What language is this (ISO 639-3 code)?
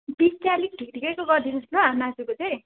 nep